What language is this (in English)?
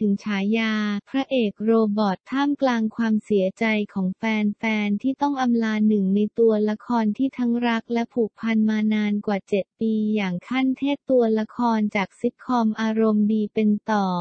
Thai